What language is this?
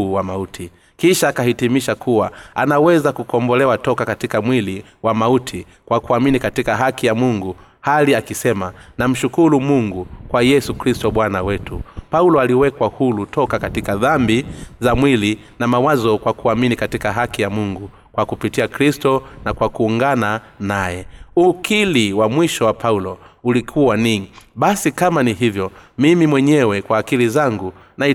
Swahili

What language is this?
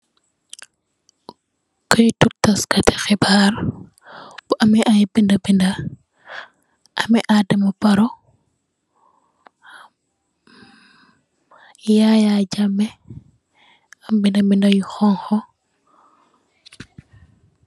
Wolof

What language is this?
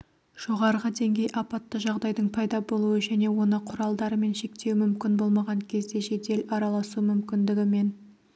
Kazakh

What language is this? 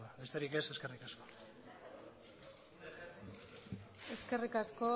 Basque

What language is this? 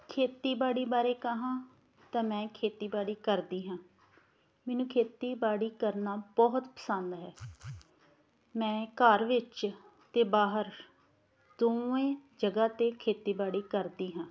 Punjabi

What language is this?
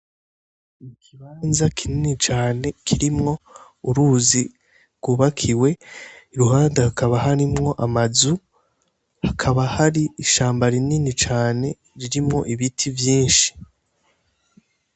Rundi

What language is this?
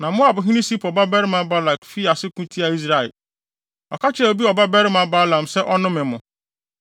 Akan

